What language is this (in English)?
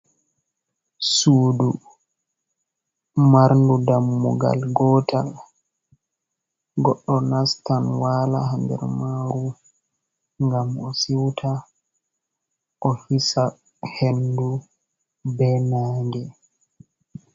Fula